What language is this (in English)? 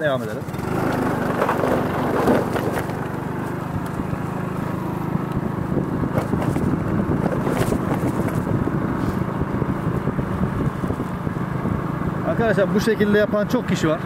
Turkish